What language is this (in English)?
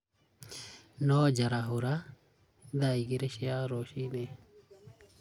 Kikuyu